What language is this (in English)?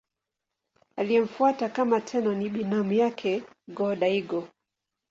Swahili